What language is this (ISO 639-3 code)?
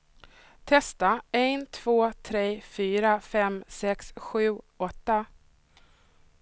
swe